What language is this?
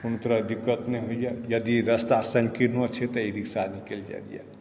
Maithili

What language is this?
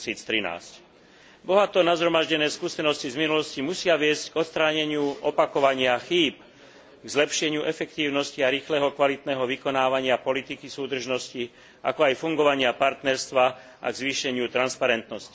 Slovak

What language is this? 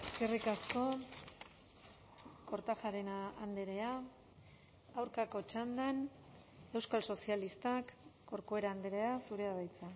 Basque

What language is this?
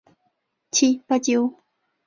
Chinese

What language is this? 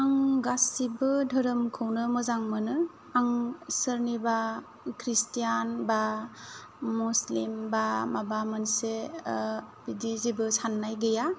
Bodo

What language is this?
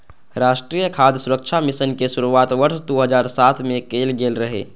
Maithili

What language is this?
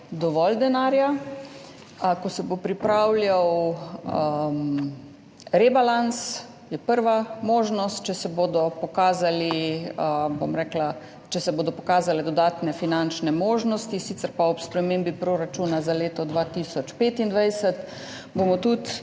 Slovenian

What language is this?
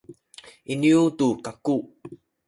Sakizaya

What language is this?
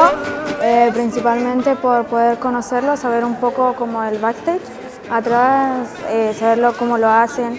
Spanish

